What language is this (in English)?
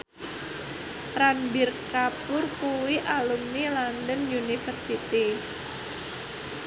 Javanese